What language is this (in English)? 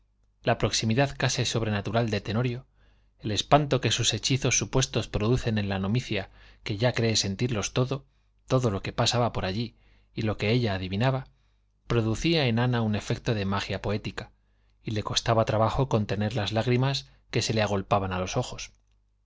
Spanish